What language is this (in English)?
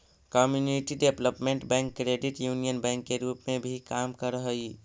Magahi